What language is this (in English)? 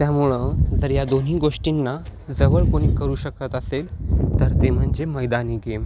Marathi